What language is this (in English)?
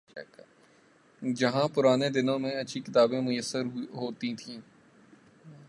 Urdu